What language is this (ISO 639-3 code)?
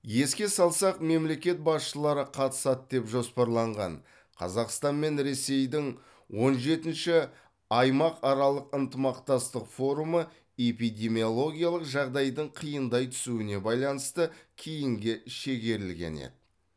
kaz